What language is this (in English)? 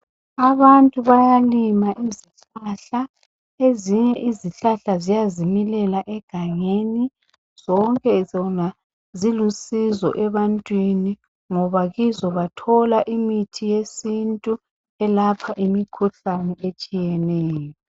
North Ndebele